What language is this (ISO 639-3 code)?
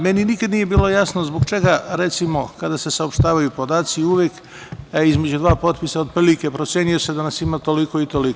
srp